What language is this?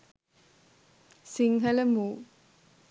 Sinhala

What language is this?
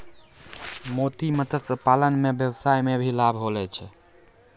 Maithili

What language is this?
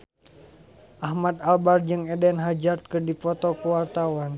Sundanese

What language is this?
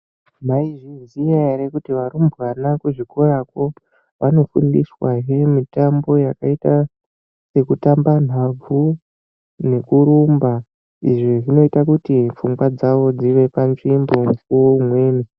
Ndau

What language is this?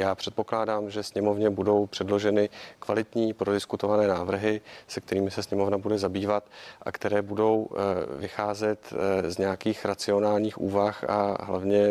Czech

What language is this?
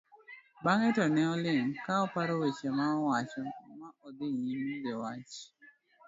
Luo (Kenya and Tanzania)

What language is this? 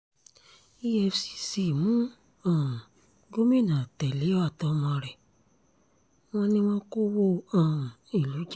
Yoruba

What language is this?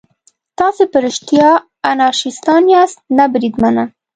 Pashto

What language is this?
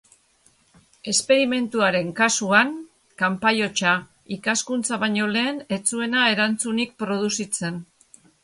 Basque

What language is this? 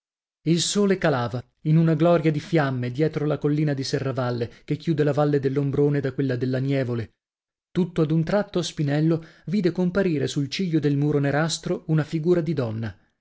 Italian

